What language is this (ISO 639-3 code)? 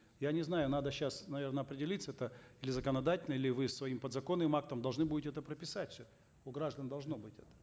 kaz